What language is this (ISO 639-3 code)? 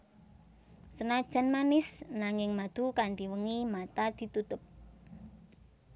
jav